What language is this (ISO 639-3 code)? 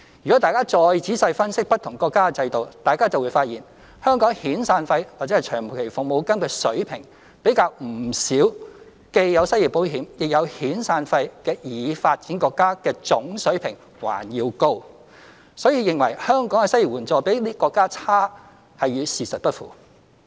yue